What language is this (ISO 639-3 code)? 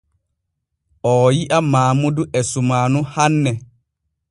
fue